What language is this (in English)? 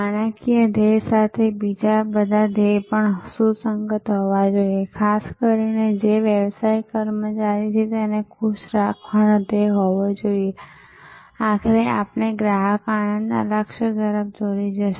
Gujarati